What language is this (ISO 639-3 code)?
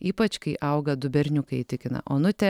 lit